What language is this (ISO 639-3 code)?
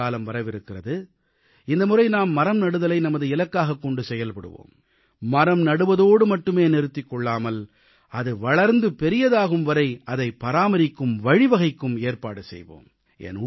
tam